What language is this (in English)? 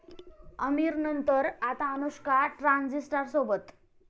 Marathi